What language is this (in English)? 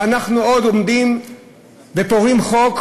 Hebrew